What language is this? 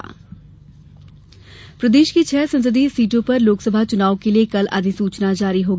Hindi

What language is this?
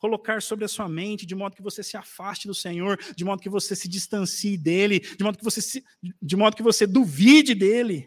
Portuguese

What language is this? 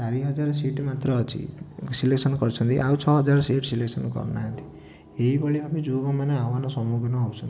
Odia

